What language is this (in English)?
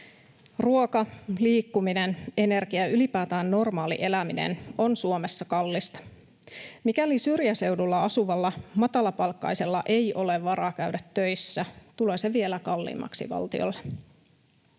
Finnish